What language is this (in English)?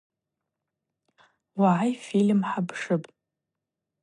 Abaza